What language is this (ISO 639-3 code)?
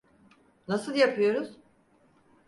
tur